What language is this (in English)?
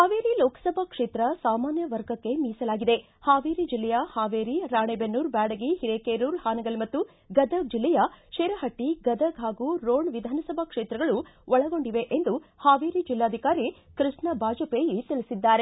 Kannada